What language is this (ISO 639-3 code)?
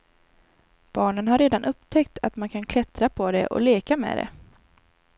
swe